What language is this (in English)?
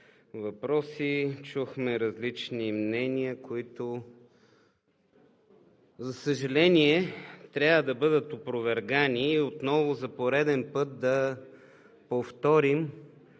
Bulgarian